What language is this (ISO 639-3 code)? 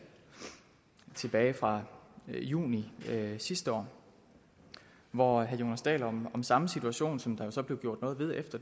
dan